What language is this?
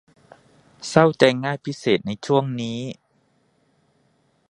Thai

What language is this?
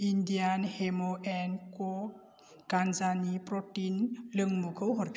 Bodo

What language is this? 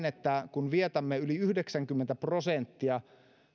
Finnish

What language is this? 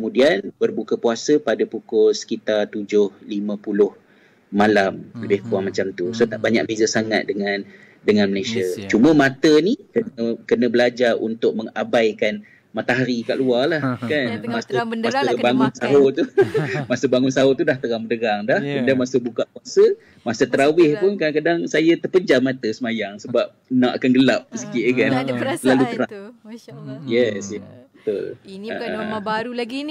Malay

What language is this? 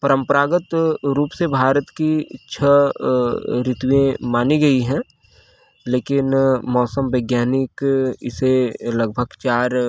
Hindi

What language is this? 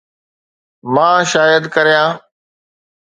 Sindhi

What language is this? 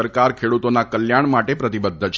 Gujarati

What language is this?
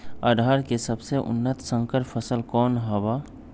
Magahi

